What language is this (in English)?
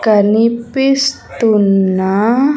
Telugu